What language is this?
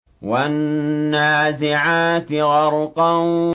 Arabic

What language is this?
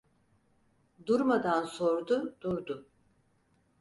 Turkish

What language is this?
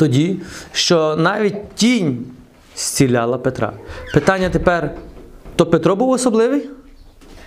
Ukrainian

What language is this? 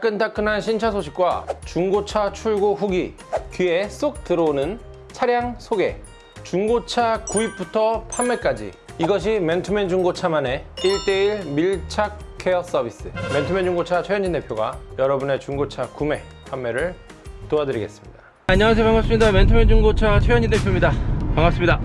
Korean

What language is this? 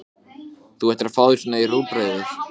Icelandic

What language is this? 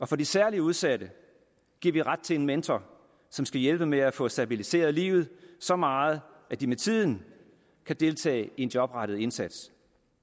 Danish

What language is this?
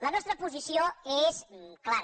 Catalan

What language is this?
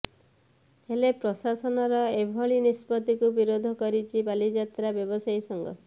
Odia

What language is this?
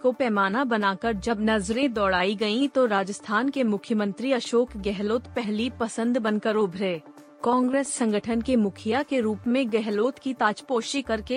Hindi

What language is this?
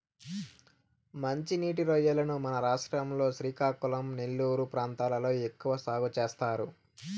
Telugu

